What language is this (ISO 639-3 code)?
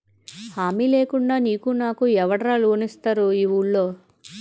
tel